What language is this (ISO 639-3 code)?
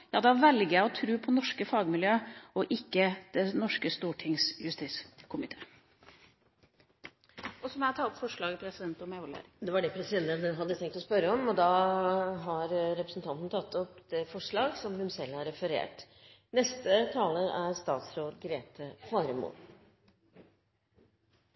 nor